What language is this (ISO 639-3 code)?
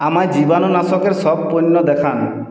ben